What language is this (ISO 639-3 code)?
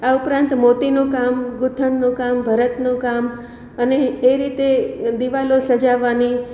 guj